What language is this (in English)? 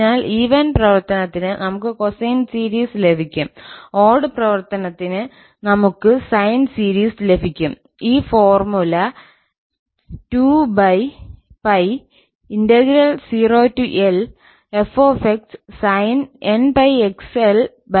Malayalam